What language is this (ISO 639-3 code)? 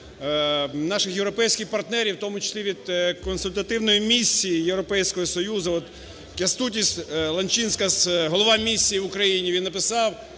ukr